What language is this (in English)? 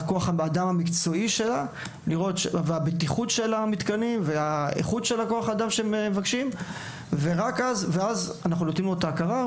Hebrew